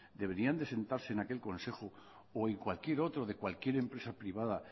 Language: Spanish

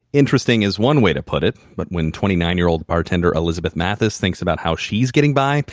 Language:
English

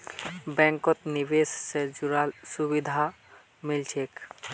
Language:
Magahi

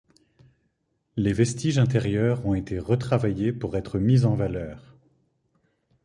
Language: French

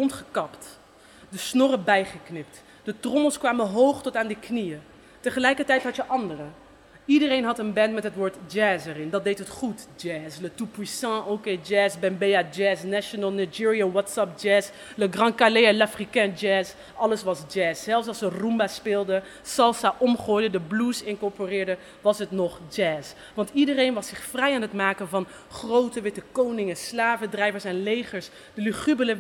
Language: Dutch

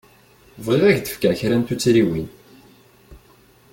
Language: Kabyle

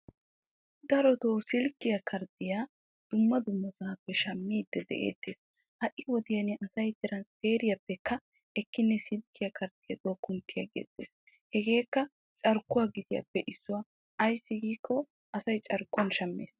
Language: Wolaytta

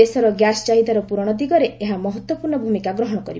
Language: Odia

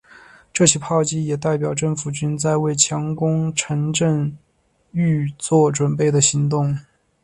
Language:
Chinese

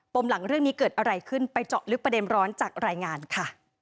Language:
Thai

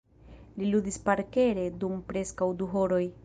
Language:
Esperanto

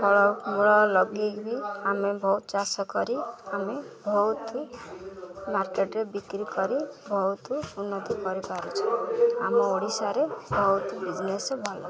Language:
Odia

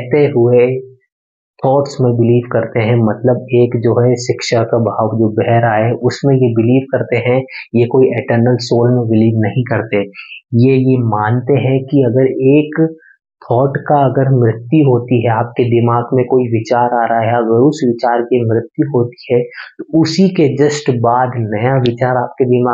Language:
Hindi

